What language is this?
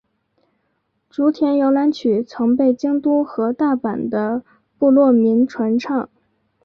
Chinese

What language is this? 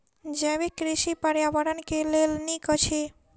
Maithili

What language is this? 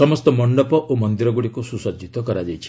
Odia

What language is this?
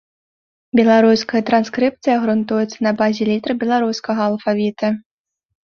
Belarusian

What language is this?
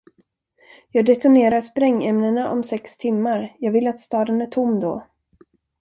Swedish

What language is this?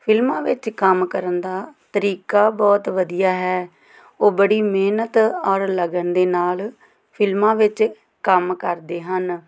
Punjabi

